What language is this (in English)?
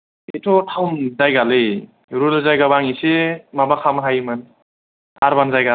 Bodo